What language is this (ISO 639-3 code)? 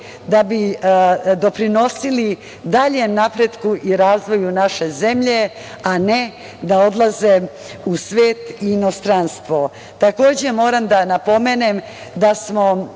srp